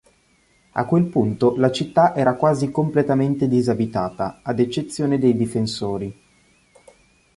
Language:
Italian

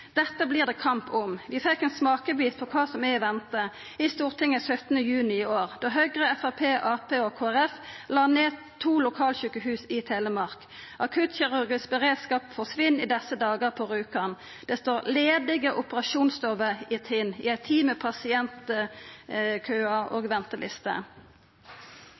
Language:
Norwegian Nynorsk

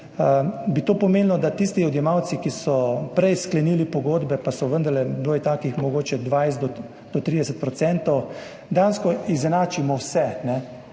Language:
Slovenian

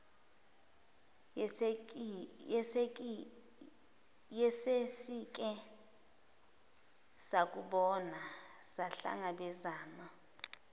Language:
Zulu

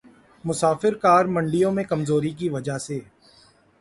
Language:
Urdu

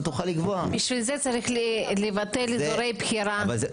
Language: Hebrew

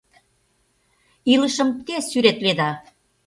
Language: Mari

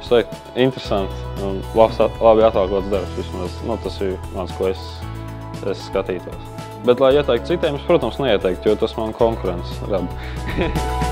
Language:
Latvian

